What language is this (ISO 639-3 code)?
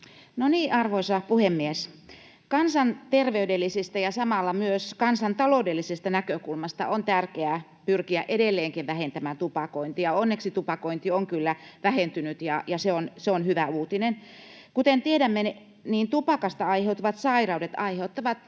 fin